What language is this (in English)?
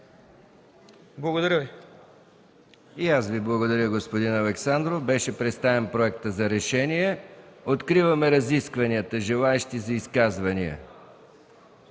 Bulgarian